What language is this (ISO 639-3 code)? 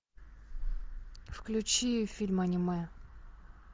rus